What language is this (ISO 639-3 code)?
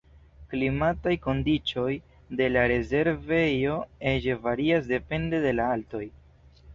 epo